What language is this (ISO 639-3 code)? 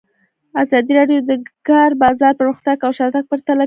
pus